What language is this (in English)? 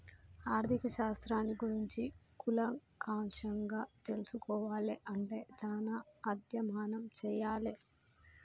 Telugu